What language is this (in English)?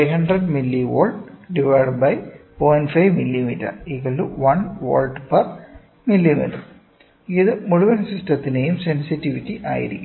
Malayalam